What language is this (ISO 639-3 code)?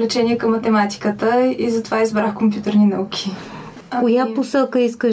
bul